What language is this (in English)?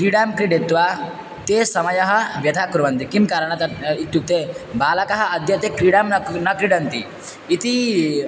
Sanskrit